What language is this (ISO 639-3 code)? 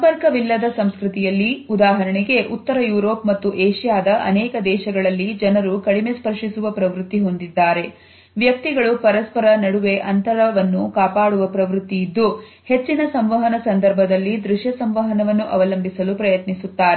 kan